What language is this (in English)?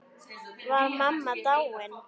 Icelandic